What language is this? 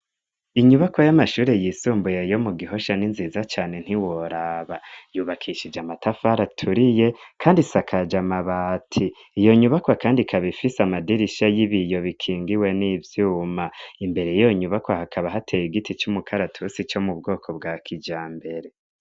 Rundi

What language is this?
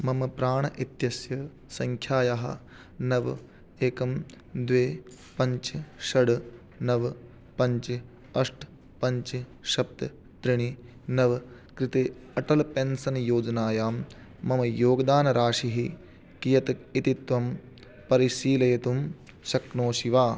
Sanskrit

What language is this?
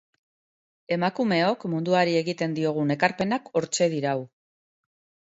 Basque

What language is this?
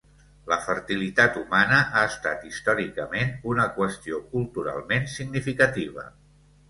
Catalan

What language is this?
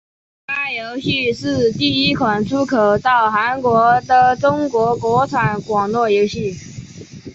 Chinese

